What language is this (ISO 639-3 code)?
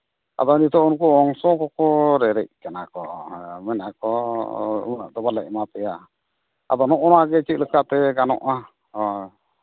sat